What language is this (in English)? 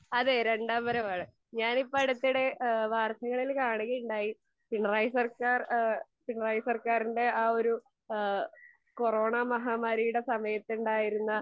Malayalam